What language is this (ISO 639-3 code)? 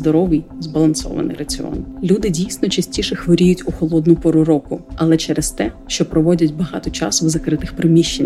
ukr